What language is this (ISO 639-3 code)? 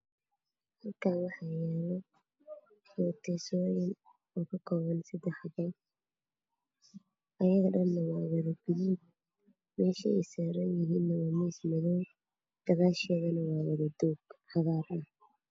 som